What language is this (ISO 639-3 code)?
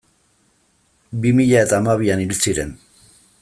eus